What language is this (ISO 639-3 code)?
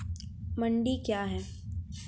mai